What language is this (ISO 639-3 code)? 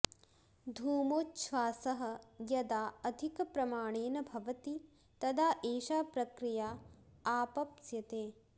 san